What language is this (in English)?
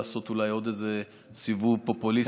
Hebrew